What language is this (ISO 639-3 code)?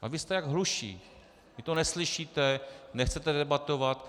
ces